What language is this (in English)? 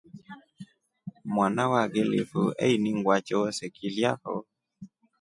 Rombo